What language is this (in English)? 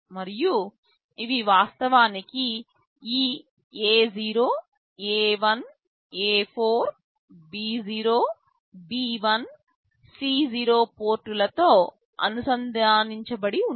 Telugu